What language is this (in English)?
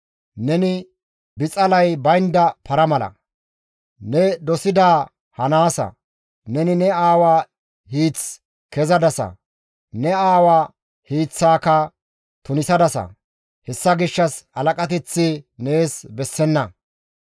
Gamo